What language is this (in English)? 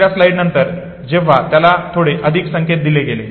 Marathi